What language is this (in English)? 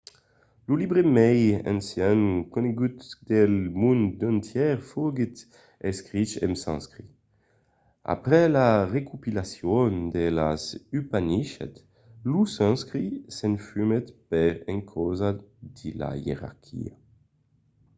Occitan